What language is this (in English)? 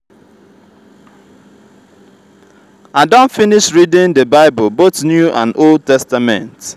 Nigerian Pidgin